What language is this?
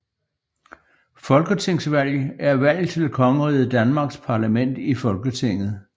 Danish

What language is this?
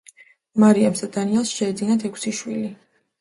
Georgian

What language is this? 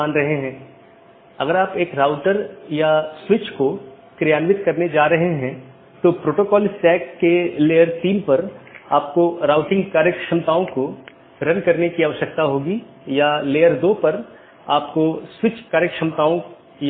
Hindi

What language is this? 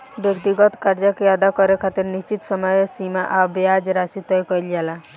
Bhojpuri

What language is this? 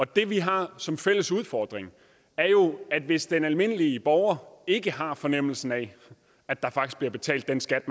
Danish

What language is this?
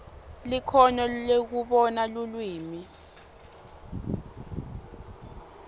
Swati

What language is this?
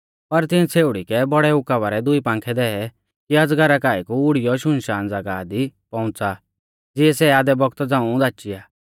Mahasu Pahari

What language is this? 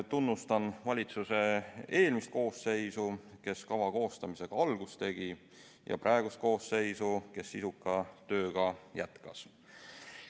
Estonian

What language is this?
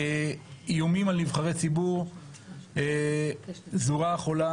Hebrew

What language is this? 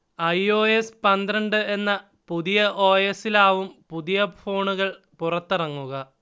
Malayalam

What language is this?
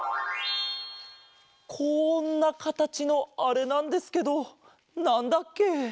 Japanese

